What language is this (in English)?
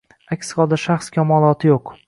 Uzbek